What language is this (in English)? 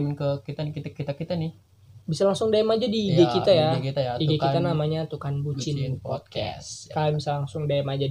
Indonesian